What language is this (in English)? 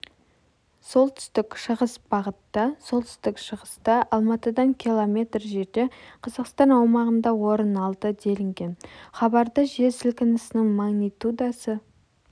Kazakh